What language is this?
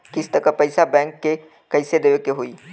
Bhojpuri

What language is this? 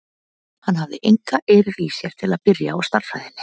Icelandic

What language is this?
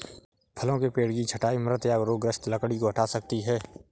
Hindi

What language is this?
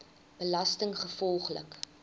Afrikaans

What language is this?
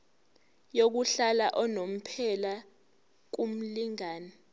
Zulu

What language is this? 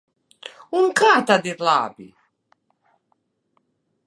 Latvian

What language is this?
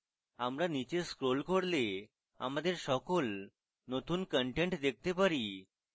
Bangla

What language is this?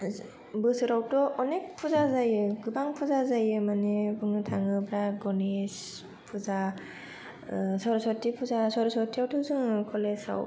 Bodo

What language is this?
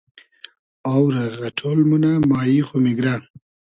Hazaragi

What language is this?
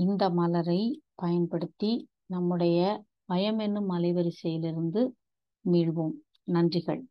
Tamil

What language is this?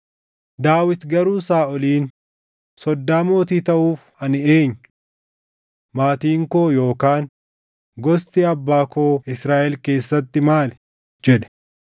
Oromo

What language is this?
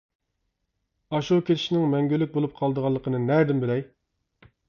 Uyghur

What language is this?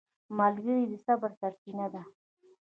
Pashto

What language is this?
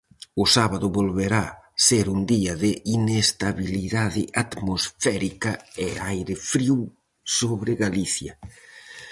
Galician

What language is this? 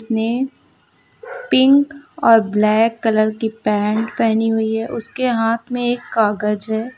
Hindi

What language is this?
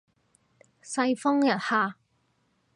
Cantonese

